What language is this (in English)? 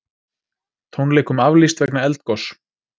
Icelandic